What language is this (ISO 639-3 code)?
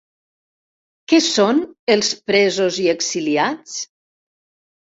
cat